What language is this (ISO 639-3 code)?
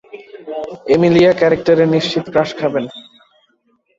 ben